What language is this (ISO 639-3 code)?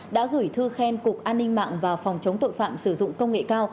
vie